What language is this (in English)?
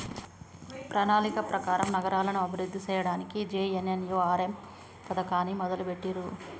Telugu